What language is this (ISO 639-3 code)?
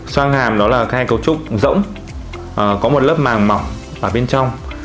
vie